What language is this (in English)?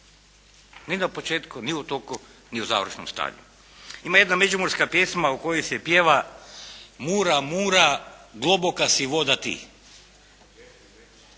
Croatian